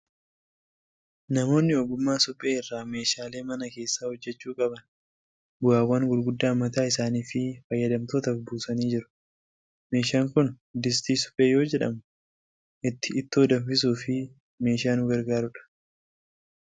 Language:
Oromo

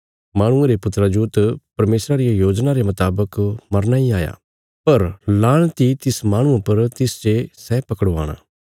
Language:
Bilaspuri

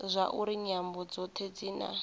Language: Venda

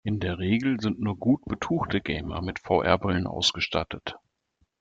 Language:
German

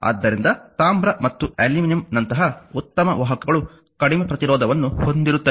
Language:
Kannada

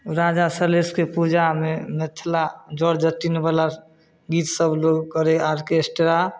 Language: Maithili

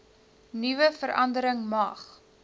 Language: Afrikaans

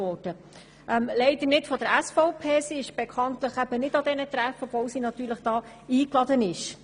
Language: Swiss German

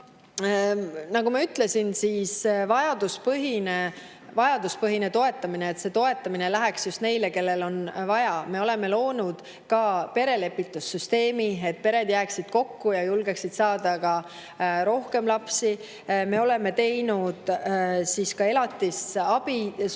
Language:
Estonian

